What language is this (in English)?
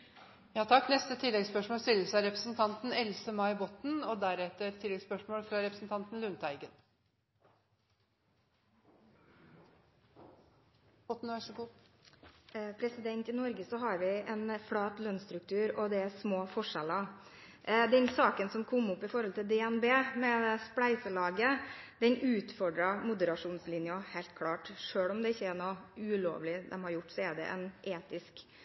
Norwegian